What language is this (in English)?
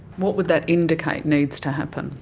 English